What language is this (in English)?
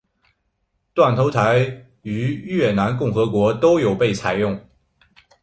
Chinese